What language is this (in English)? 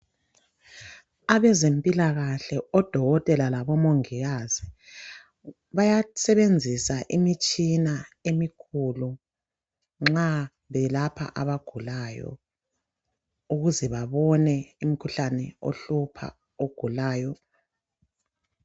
North Ndebele